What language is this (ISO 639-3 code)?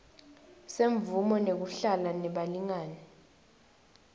ssw